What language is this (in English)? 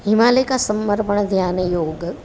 Gujarati